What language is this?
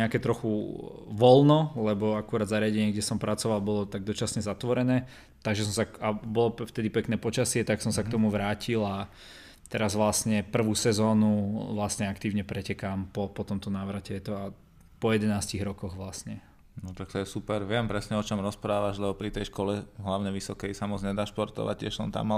Slovak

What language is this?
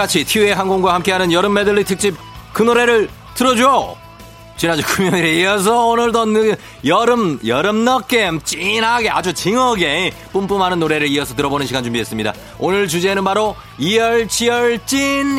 Korean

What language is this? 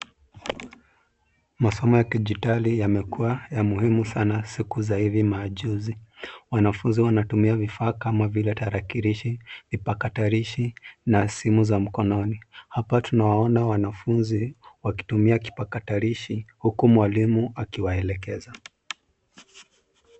Swahili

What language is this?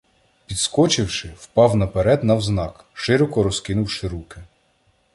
Ukrainian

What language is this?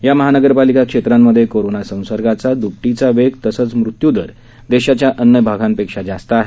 Marathi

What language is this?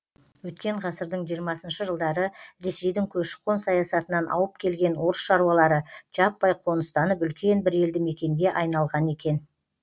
Kazakh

